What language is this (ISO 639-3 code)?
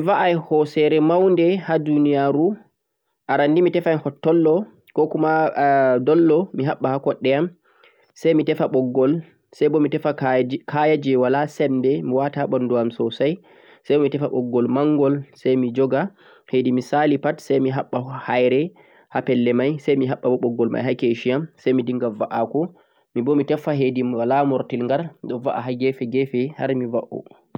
fuq